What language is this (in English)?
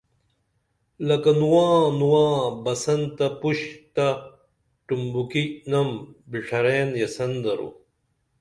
Dameli